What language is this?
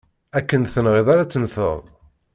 Kabyle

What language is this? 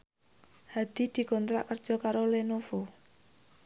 Javanese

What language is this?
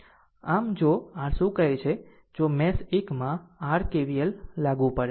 Gujarati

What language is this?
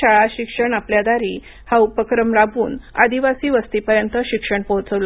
Marathi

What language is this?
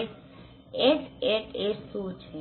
Gujarati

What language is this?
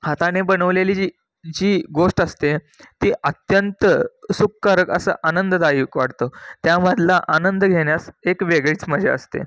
Marathi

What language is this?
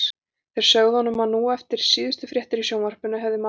Icelandic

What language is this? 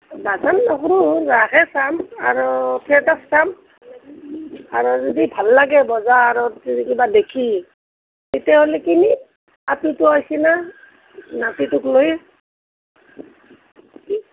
Assamese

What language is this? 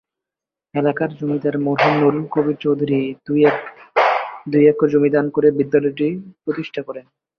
Bangla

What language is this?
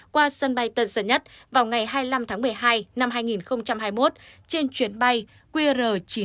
Vietnamese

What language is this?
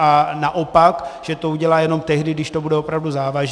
Czech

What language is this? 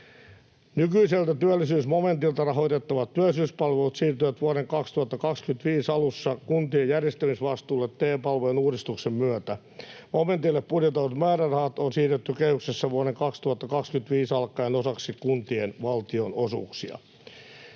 Finnish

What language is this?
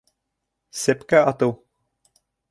Bashkir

